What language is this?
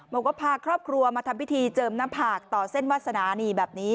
Thai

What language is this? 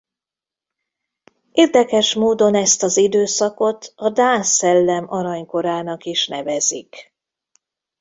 Hungarian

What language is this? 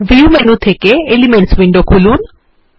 Bangla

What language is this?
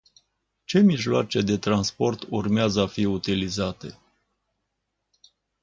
Romanian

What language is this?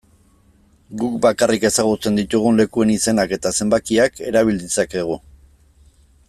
Basque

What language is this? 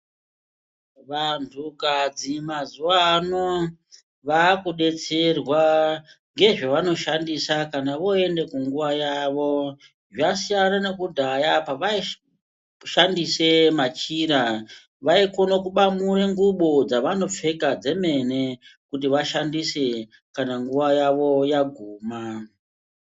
Ndau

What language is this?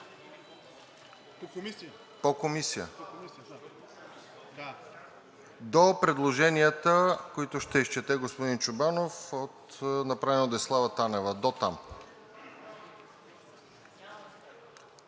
Bulgarian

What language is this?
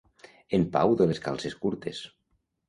Catalan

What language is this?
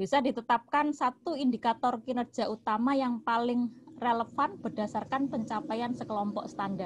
Indonesian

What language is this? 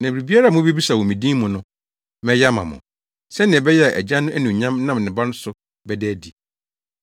Akan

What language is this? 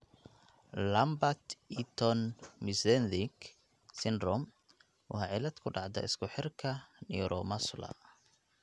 Somali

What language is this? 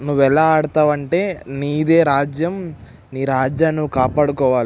Telugu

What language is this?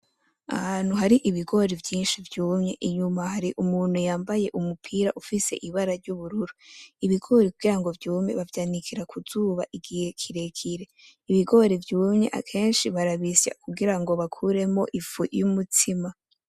Rundi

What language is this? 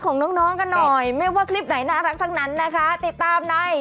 Thai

